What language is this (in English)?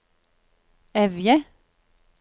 Norwegian